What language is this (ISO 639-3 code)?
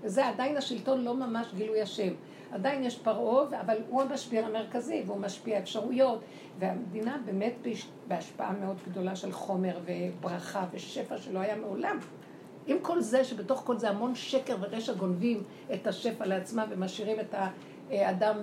heb